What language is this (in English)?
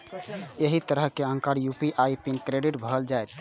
Maithili